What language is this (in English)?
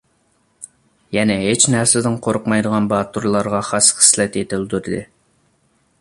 Uyghur